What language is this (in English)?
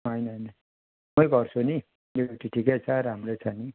Nepali